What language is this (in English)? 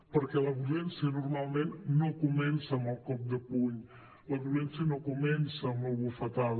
Catalan